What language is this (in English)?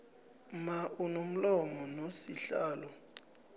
South Ndebele